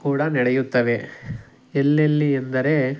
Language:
Kannada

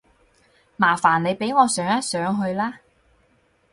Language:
Cantonese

